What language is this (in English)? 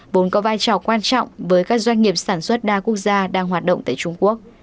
Vietnamese